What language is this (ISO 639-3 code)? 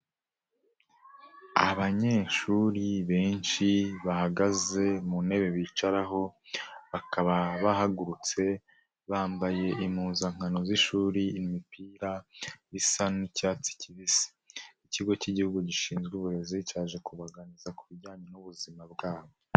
kin